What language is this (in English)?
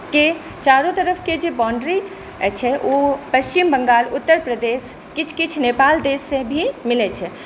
Maithili